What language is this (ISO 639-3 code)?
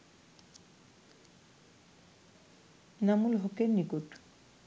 ben